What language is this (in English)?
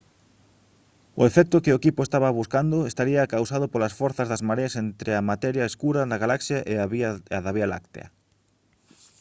Galician